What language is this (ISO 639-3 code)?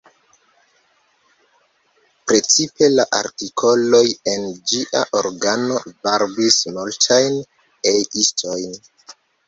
epo